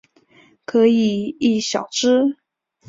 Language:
Chinese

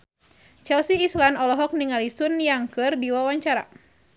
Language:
Sundanese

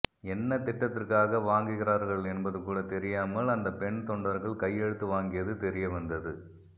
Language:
Tamil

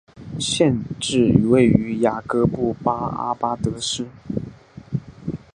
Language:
Chinese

